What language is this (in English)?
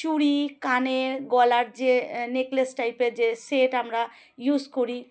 Bangla